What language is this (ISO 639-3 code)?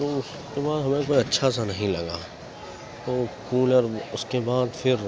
urd